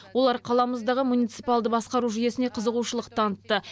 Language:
Kazakh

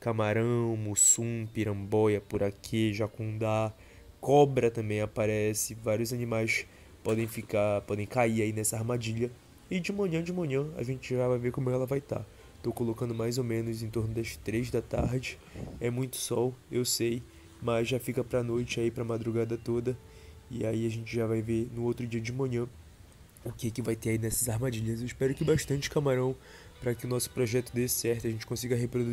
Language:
Portuguese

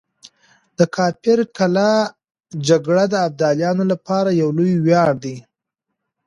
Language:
Pashto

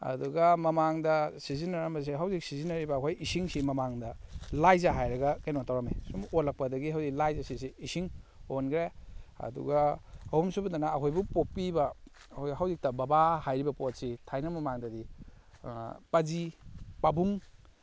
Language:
Manipuri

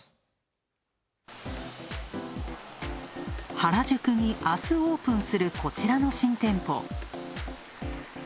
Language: Japanese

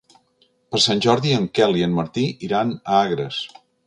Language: Catalan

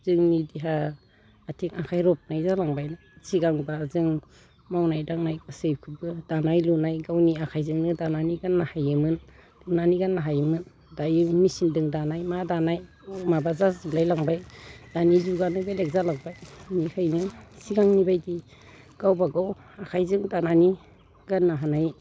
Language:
Bodo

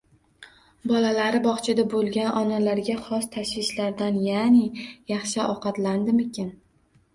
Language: Uzbek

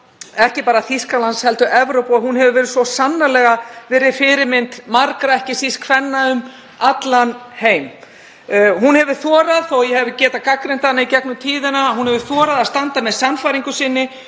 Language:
Icelandic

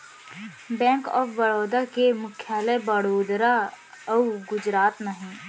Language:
Chhattisgarhi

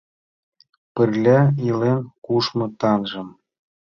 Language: Mari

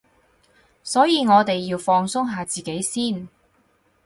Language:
Cantonese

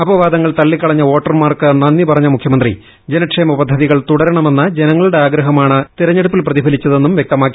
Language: Malayalam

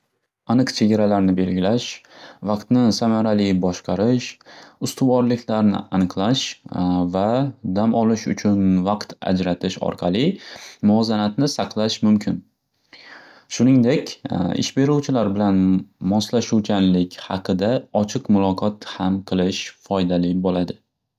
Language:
Uzbek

